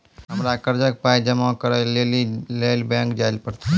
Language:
Maithili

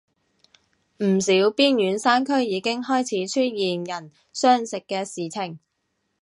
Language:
Cantonese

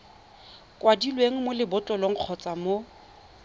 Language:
Tswana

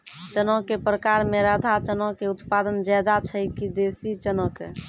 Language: Maithili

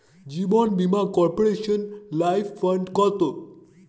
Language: Bangla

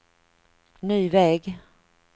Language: Swedish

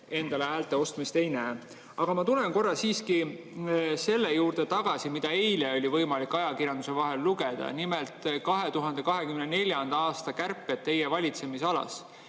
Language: Estonian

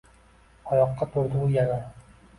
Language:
Uzbek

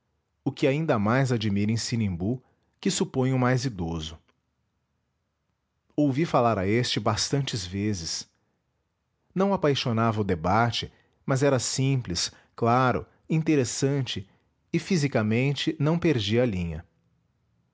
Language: Portuguese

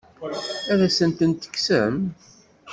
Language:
Kabyle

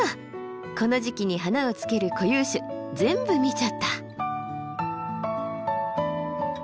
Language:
Japanese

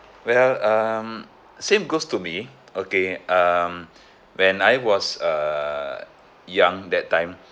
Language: English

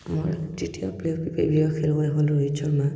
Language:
Assamese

